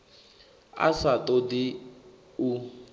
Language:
Venda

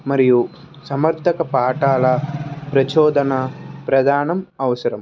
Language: Telugu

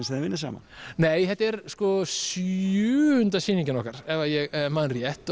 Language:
Icelandic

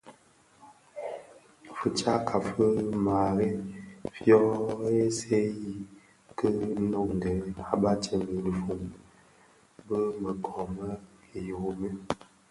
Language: Bafia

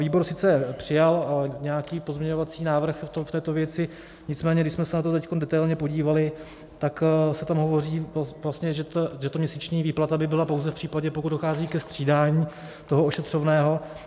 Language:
Czech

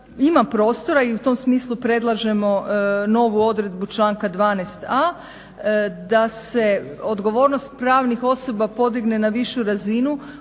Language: Croatian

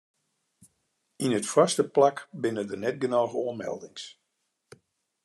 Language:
Western Frisian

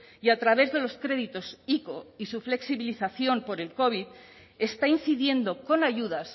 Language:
Spanish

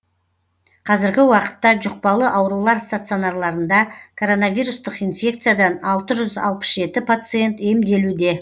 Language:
Kazakh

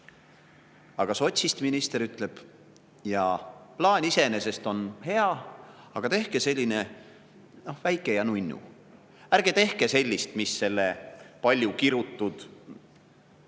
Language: Estonian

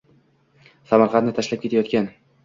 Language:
Uzbek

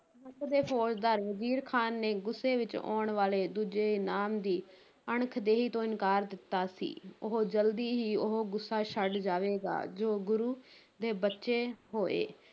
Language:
Punjabi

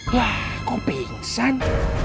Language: Indonesian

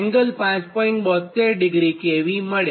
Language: Gujarati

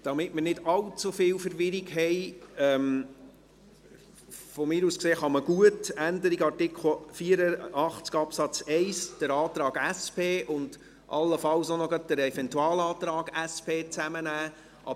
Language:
Swiss German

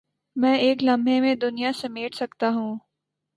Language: Urdu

